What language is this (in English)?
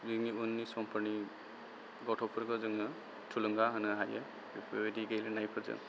Bodo